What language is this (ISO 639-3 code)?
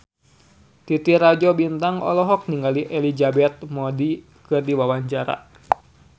sun